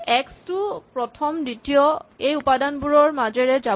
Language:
Assamese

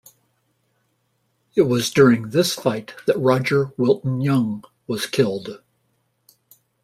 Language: English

